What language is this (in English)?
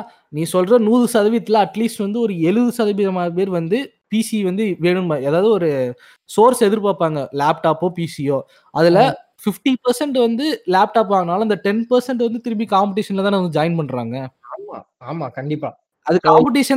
Tamil